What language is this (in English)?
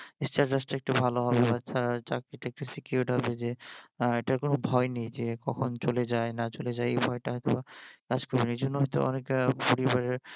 Bangla